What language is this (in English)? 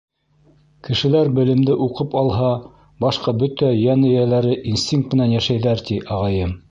Bashkir